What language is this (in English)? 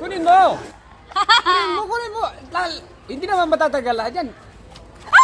Indonesian